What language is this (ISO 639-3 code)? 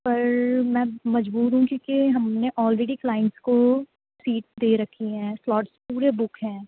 urd